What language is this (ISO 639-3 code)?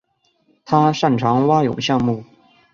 zho